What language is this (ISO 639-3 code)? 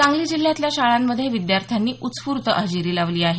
mar